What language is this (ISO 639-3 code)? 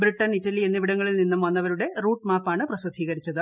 mal